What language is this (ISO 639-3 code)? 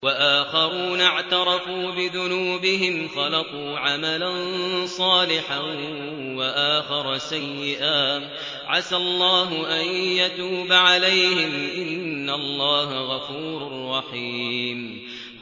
ara